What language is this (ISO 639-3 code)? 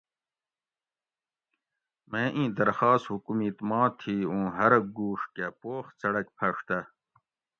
gwc